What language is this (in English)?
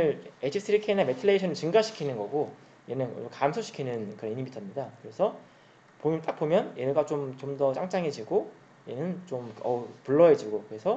Korean